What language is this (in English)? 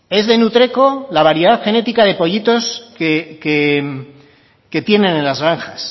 Spanish